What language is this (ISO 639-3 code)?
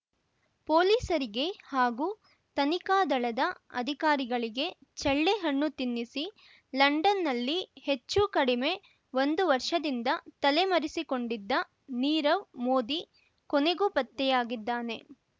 kan